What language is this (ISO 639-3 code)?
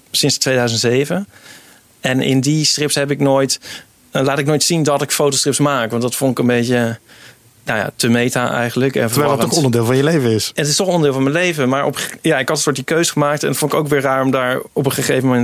nld